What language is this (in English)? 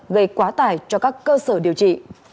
Vietnamese